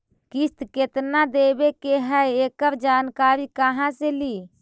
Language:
Magahi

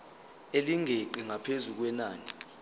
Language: Zulu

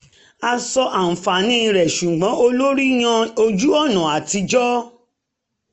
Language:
Yoruba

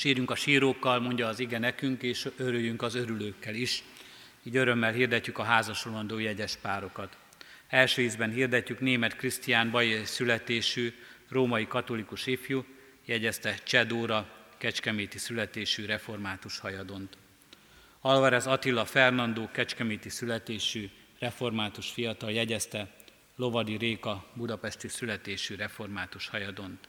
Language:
Hungarian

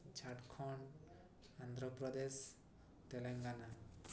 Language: Odia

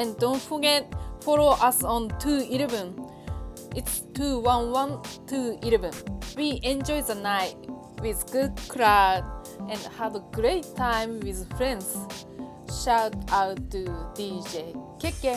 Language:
French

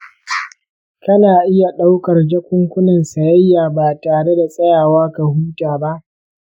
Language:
Hausa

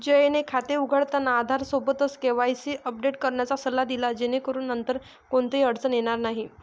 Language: Marathi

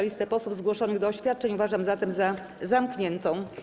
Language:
Polish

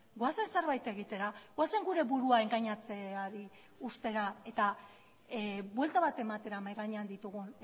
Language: Basque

